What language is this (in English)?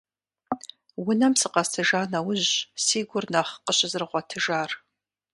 Kabardian